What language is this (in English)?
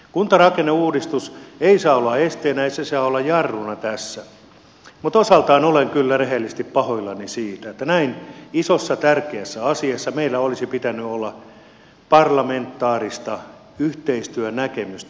Finnish